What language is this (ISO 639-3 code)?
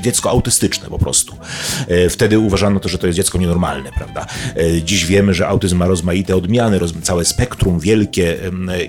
pol